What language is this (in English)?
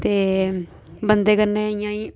Dogri